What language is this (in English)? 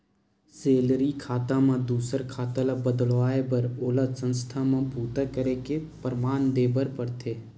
Chhattisgarhi